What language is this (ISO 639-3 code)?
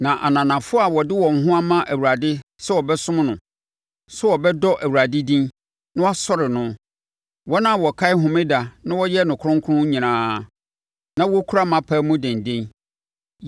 aka